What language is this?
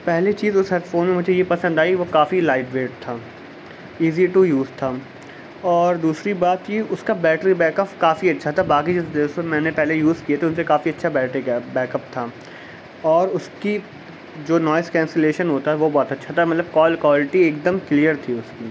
Urdu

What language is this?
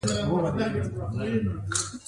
Pashto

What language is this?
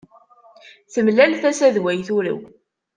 Kabyle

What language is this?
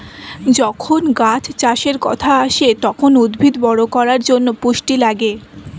Bangla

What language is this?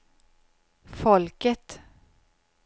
Swedish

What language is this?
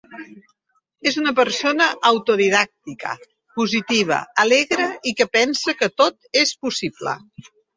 Catalan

